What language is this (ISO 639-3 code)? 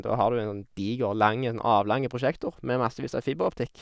nor